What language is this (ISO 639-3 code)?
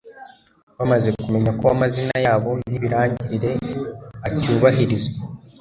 kin